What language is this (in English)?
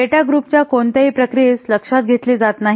Marathi